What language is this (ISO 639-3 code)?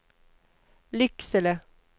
swe